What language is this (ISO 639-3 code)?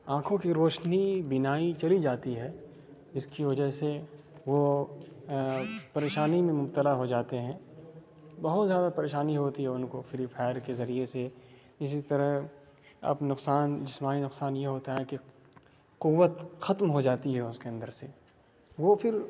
urd